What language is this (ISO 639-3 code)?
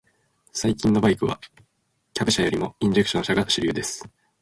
jpn